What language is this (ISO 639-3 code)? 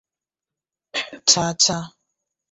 ibo